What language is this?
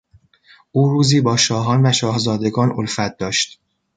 Persian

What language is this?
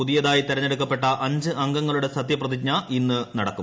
Malayalam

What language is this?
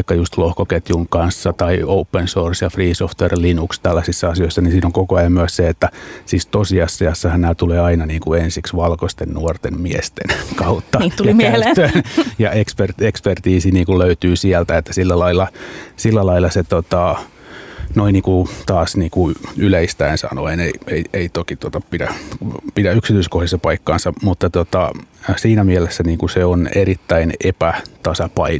Finnish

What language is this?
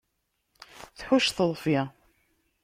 Kabyle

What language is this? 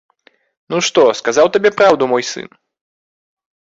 Belarusian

